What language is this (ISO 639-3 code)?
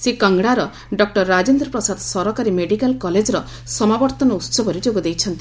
ori